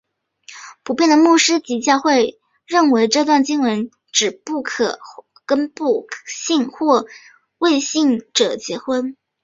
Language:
Chinese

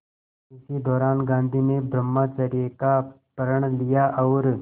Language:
Hindi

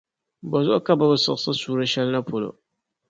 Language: Dagbani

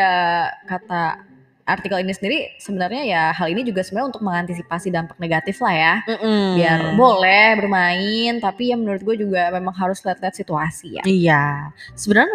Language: Indonesian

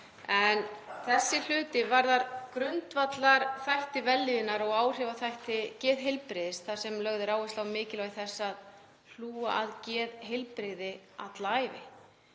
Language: Icelandic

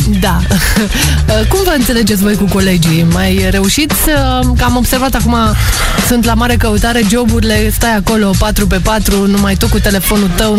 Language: Romanian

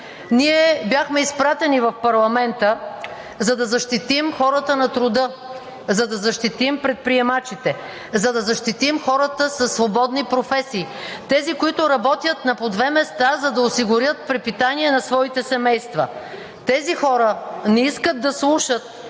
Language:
Bulgarian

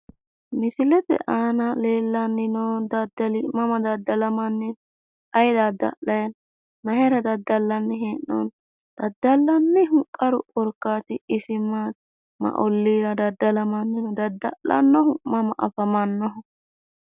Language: Sidamo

